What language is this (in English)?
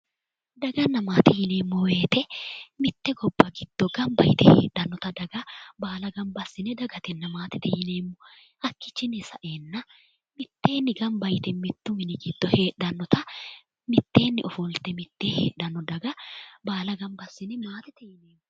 Sidamo